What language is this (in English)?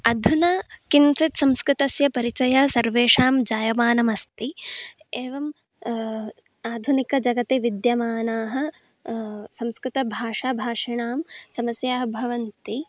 Sanskrit